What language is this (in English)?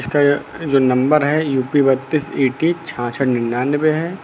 Hindi